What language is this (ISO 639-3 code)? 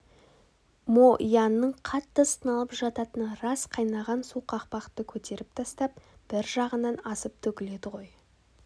kaz